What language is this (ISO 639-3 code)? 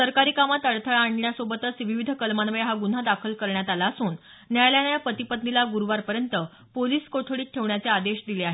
mar